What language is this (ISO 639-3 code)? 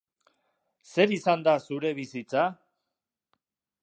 eus